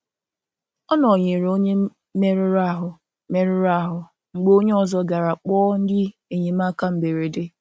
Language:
Igbo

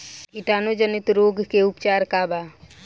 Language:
Bhojpuri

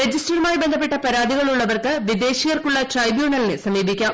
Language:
Malayalam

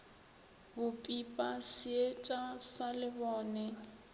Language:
Northern Sotho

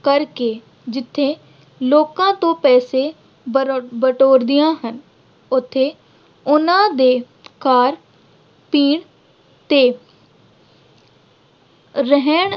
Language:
Punjabi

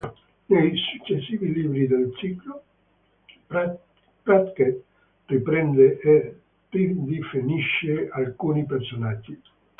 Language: Italian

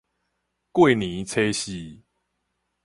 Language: Min Nan Chinese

